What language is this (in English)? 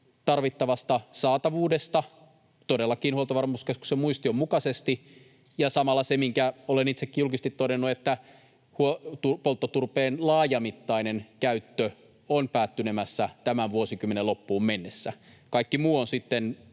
Finnish